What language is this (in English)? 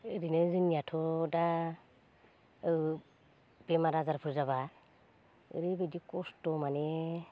Bodo